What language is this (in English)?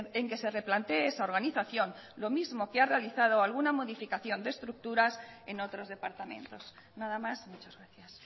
Spanish